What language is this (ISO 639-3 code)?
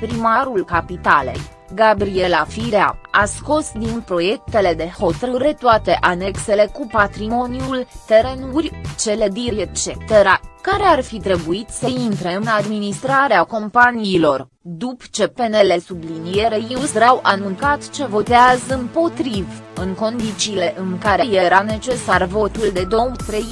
ron